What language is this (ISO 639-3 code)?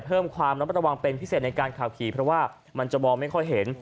tha